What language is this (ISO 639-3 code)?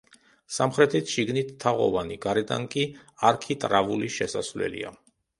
kat